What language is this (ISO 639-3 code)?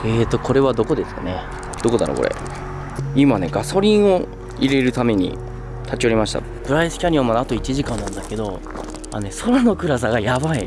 jpn